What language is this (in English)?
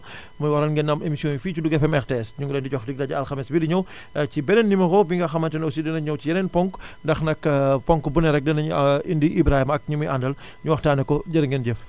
Wolof